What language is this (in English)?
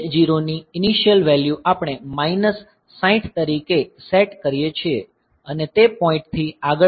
Gujarati